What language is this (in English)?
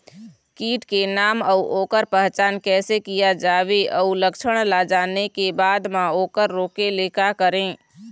Chhattisgarhi